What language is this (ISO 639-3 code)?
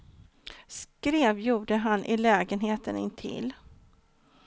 swe